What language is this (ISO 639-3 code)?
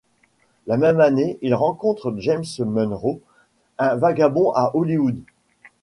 fra